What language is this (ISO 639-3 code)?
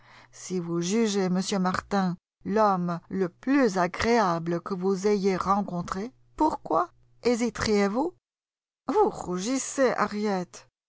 fra